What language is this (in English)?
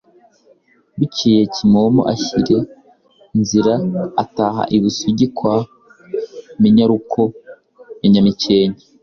Kinyarwanda